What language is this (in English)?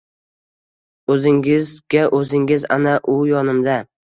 Uzbek